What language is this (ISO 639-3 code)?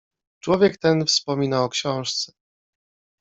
pol